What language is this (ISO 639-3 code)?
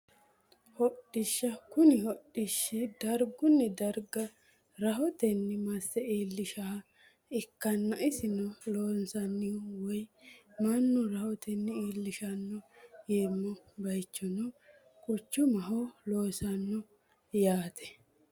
sid